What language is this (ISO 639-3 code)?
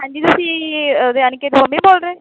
pan